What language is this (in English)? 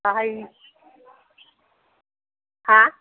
Bodo